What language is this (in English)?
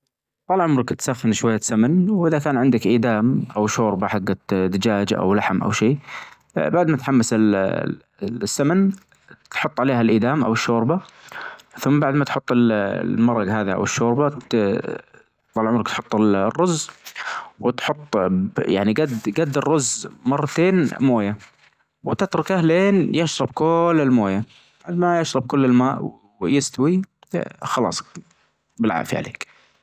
Najdi Arabic